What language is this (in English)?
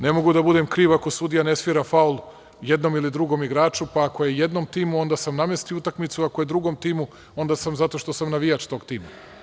Serbian